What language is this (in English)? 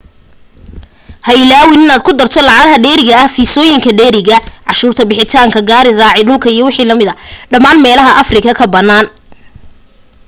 Somali